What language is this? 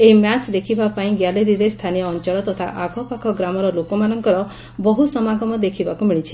Odia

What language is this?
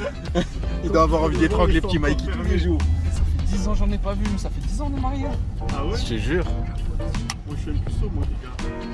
French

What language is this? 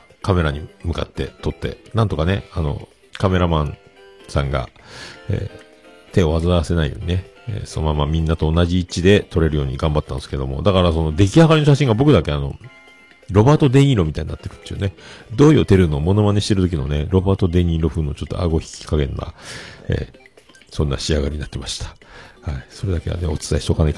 Japanese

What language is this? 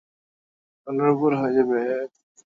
Bangla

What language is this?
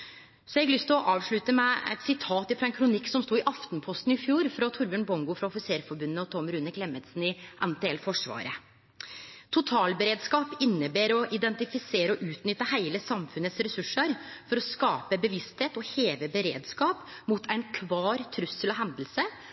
Norwegian Nynorsk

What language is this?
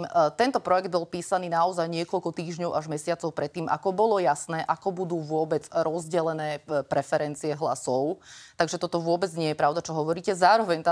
Slovak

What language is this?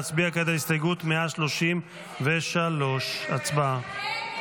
Hebrew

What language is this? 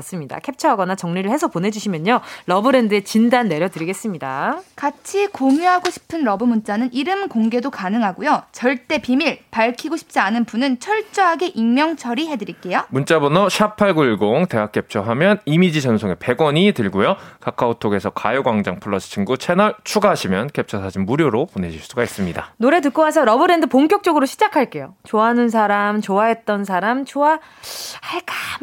Korean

